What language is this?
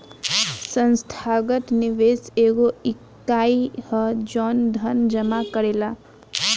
Bhojpuri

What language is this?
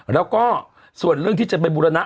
Thai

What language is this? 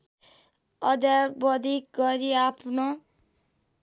Nepali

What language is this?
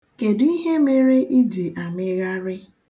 Igbo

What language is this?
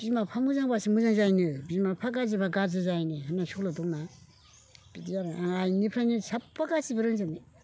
Bodo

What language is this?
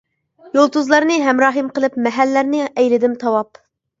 Uyghur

